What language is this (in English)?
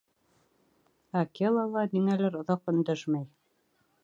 Bashkir